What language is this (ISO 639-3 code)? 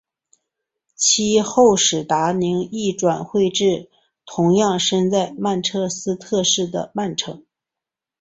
zho